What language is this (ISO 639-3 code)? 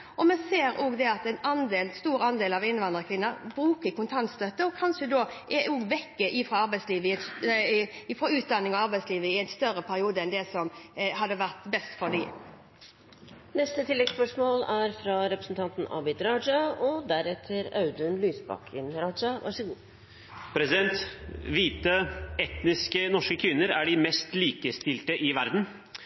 nor